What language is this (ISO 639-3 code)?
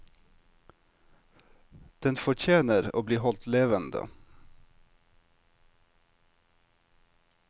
nor